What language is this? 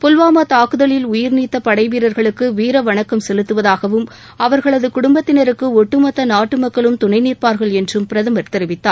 Tamil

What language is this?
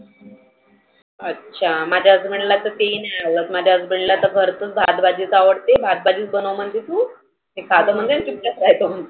Marathi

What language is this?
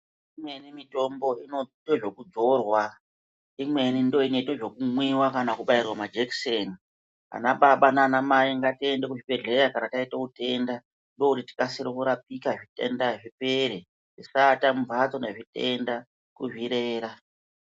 Ndau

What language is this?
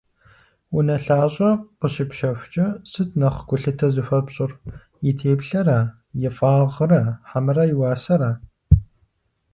Kabardian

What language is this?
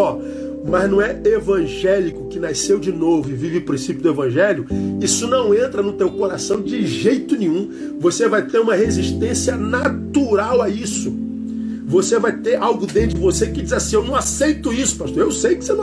Portuguese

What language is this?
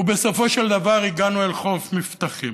Hebrew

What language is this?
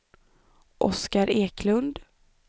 Swedish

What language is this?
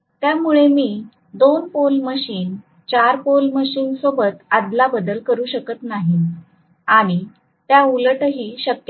Marathi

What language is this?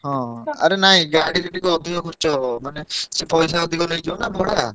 Odia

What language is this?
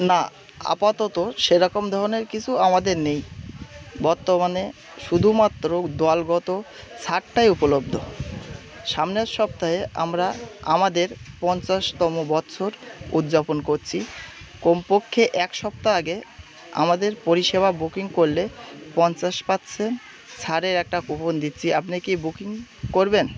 Bangla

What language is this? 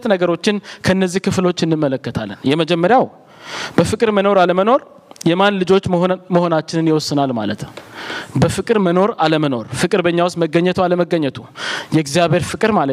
Amharic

